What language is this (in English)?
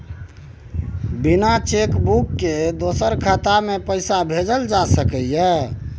Maithili